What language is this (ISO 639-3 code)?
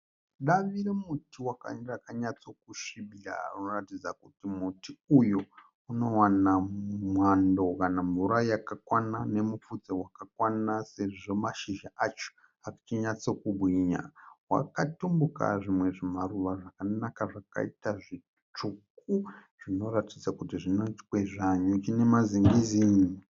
sna